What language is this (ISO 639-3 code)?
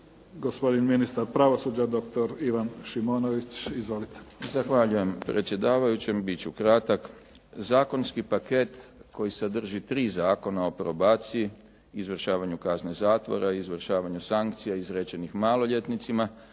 hrv